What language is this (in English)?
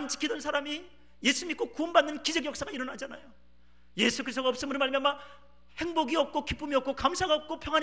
Korean